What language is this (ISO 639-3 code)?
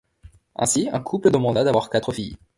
fra